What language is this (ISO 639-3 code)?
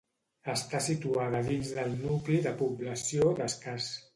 cat